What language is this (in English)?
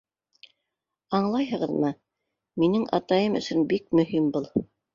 Bashkir